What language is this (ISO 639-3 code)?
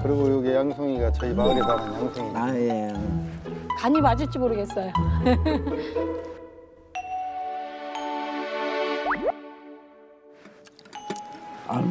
kor